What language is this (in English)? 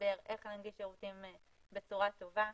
Hebrew